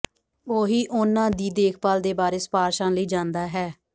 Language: Punjabi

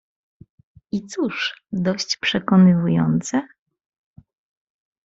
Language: Polish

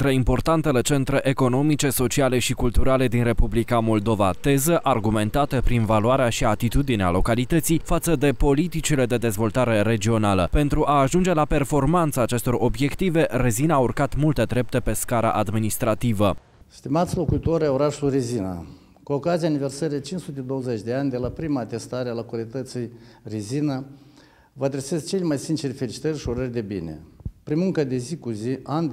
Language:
Romanian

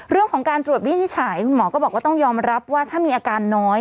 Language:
Thai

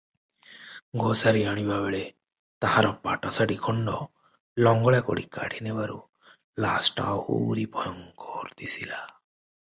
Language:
Odia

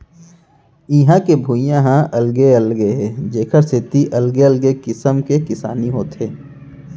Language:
Chhattisgarhi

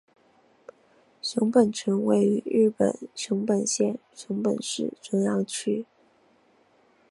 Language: Chinese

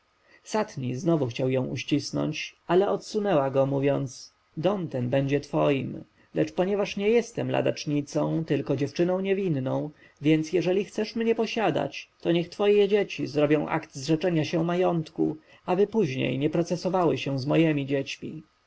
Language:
Polish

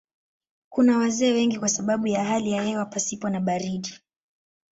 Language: Swahili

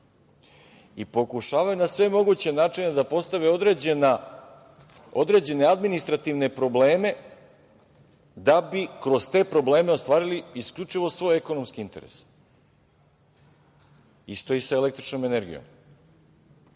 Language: Serbian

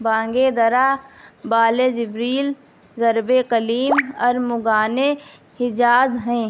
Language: Urdu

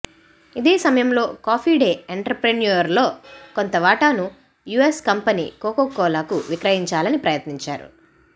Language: Telugu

